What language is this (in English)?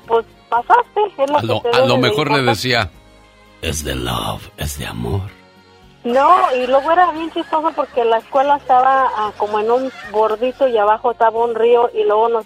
Spanish